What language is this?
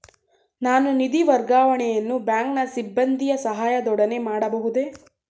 Kannada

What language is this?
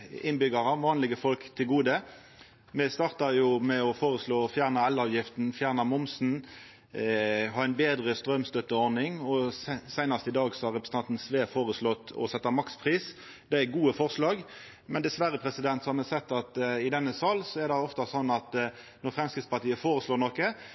Norwegian Nynorsk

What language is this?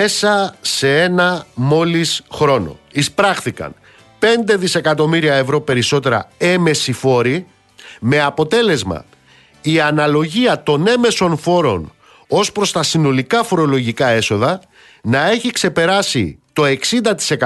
Greek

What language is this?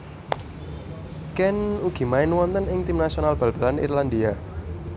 Javanese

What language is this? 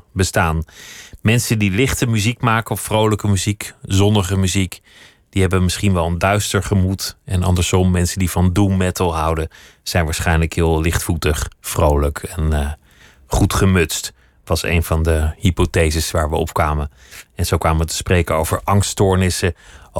Dutch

